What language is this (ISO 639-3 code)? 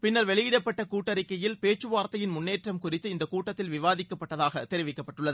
tam